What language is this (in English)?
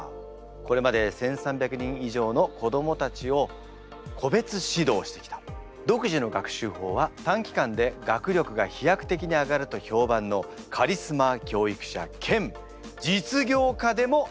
Japanese